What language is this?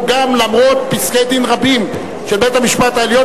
Hebrew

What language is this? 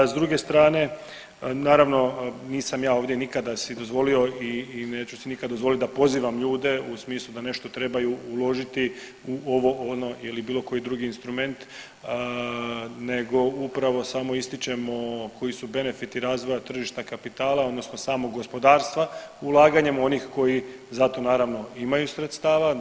Croatian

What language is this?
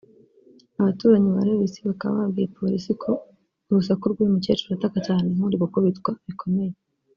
Kinyarwanda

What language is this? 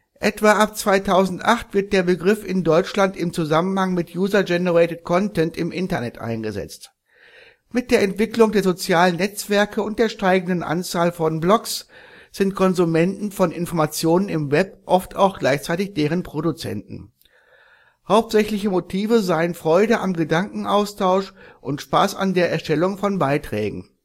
German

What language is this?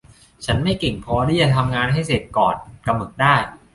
Thai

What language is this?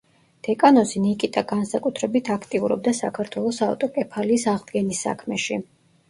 Georgian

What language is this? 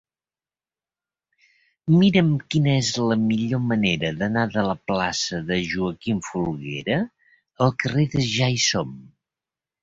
Catalan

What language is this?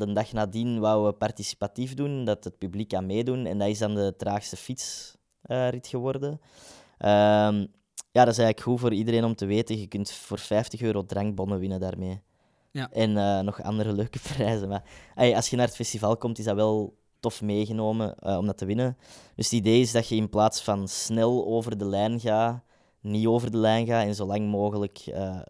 Dutch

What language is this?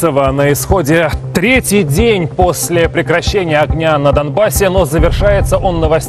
Russian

